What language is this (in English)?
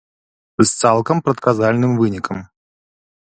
Belarusian